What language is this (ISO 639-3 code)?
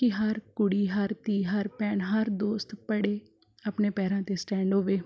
pan